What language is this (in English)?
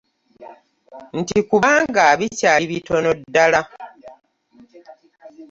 Ganda